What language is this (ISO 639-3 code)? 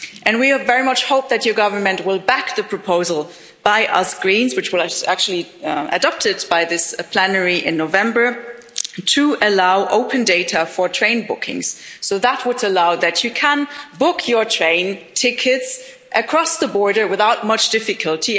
eng